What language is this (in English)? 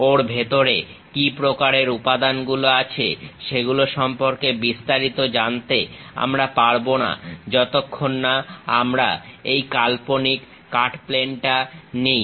Bangla